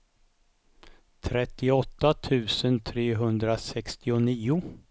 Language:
Swedish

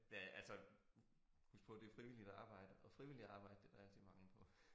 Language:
Danish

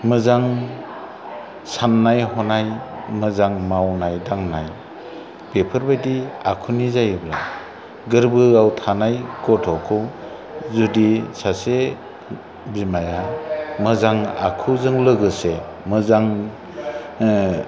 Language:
Bodo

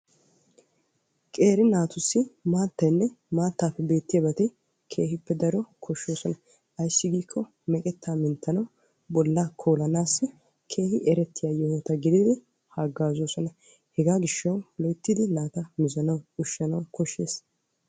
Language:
Wolaytta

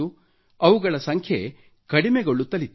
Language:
Kannada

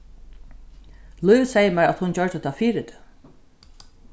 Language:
Faroese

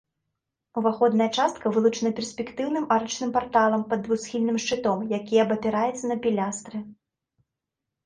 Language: Belarusian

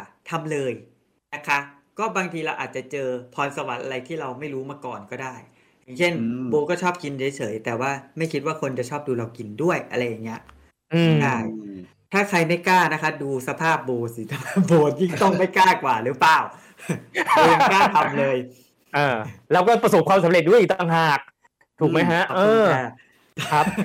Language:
Thai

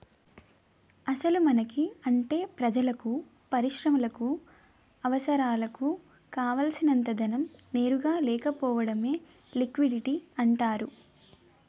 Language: Telugu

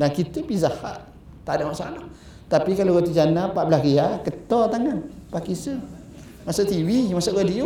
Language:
Malay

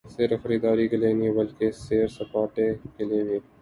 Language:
Urdu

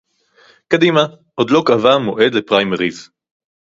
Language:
Hebrew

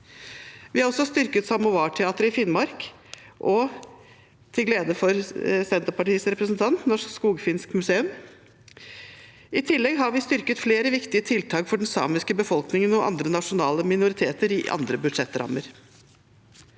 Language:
Norwegian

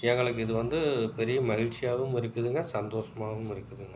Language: Tamil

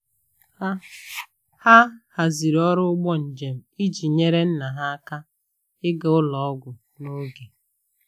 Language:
Igbo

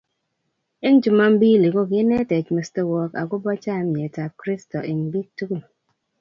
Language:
Kalenjin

